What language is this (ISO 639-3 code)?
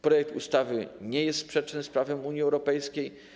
pol